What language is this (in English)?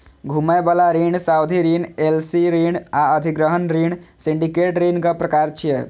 Maithili